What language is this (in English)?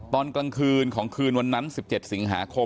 Thai